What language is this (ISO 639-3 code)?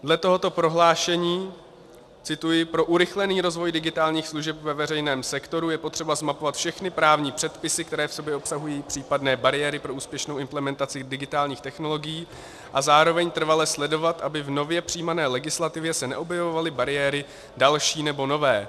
ces